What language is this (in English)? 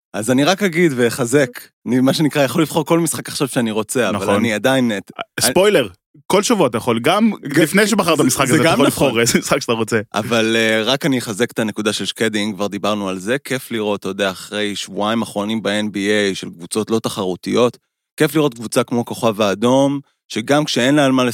Hebrew